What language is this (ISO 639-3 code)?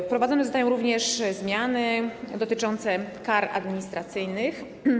pol